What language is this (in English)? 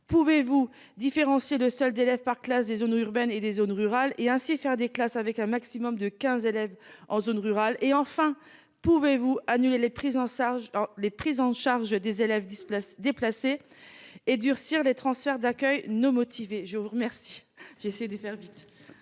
French